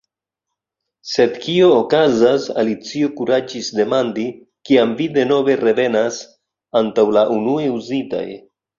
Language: Esperanto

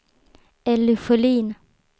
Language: Swedish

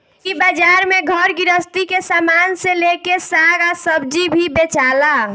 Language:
Bhojpuri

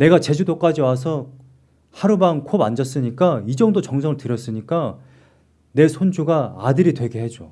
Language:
Korean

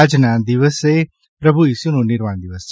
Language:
Gujarati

